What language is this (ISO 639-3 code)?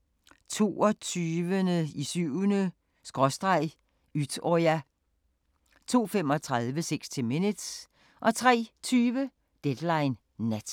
dan